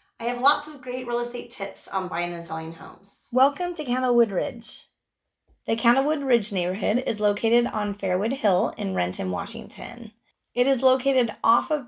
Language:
English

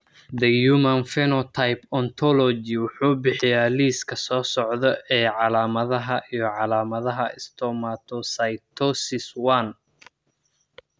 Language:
Somali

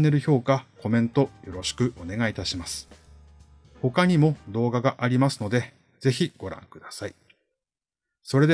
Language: Japanese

